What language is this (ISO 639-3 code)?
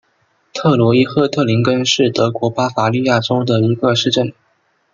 zho